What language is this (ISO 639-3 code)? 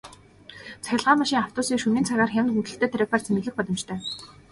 mon